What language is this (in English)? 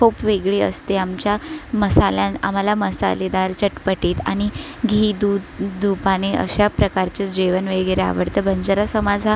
Marathi